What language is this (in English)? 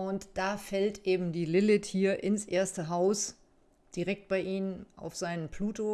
German